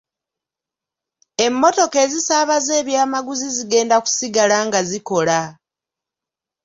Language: Ganda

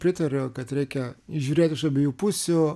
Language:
Lithuanian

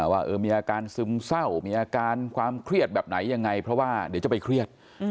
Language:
Thai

